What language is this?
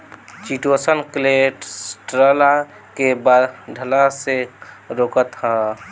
Bhojpuri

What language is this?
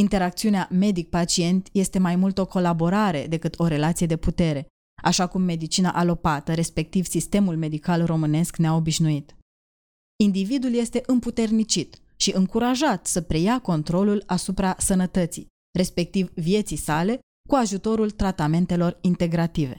Romanian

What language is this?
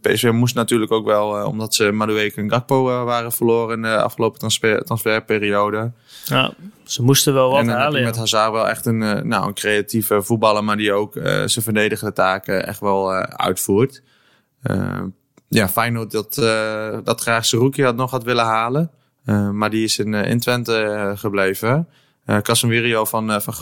Dutch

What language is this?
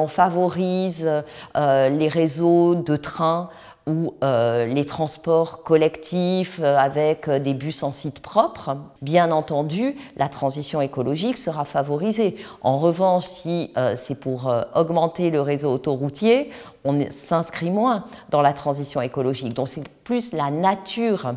French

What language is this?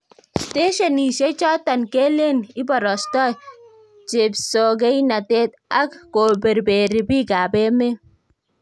Kalenjin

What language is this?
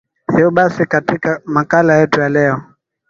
Swahili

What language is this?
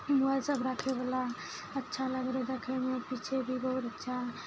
Maithili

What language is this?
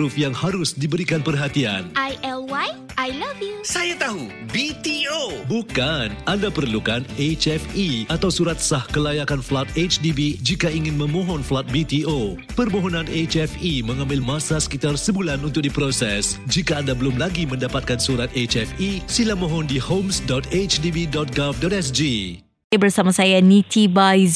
Malay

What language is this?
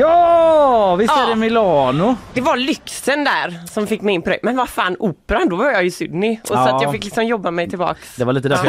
Swedish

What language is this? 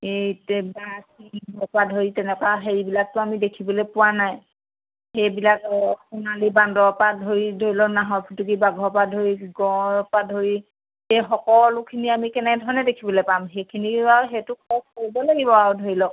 Assamese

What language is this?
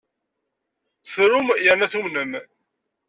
Kabyle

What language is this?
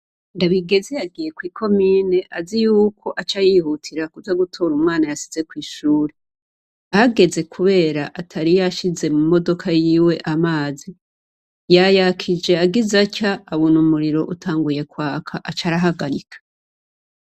Rundi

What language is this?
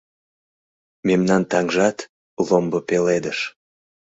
Mari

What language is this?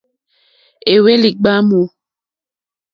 Mokpwe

